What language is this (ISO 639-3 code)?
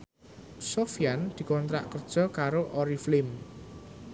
jav